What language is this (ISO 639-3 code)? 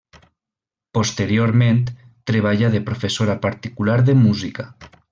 cat